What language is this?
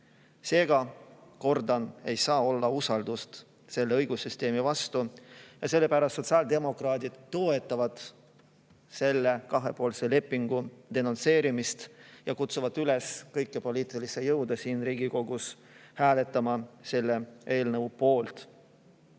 Estonian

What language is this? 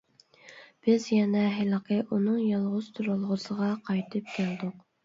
Uyghur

